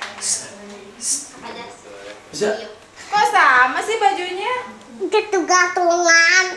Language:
Indonesian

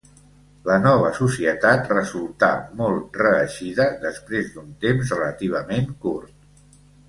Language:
Catalan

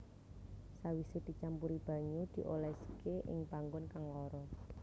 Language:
Javanese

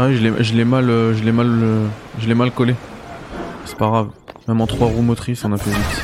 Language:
French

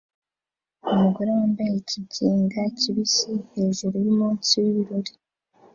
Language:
Kinyarwanda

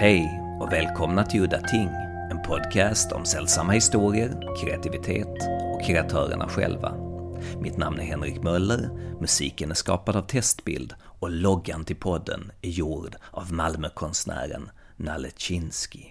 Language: Swedish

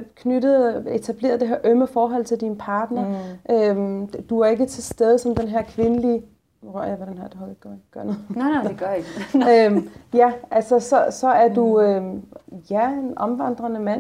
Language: Danish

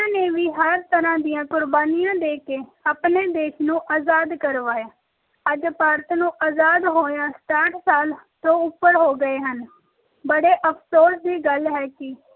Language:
Punjabi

